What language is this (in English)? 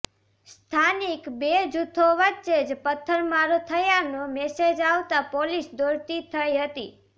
Gujarati